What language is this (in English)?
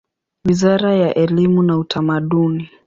Swahili